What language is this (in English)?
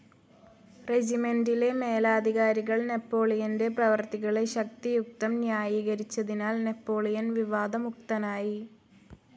Malayalam